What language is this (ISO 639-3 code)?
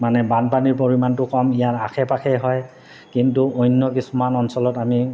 asm